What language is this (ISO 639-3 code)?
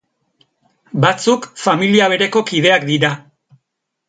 eus